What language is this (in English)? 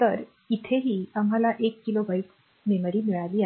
Marathi